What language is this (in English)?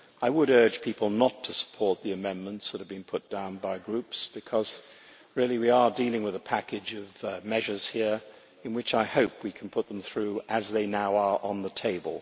English